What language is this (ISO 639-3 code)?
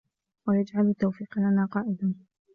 ara